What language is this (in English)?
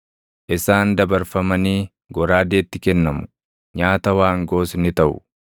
Oromo